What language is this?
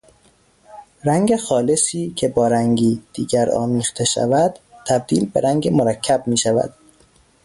Persian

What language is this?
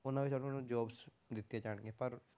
Punjabi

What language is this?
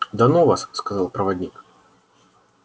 Russian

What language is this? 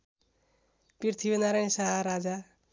Nepali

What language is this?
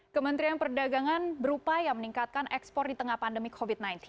Indonesian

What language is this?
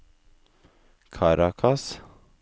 Norwegian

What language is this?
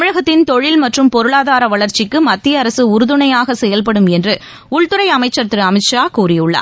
Tamil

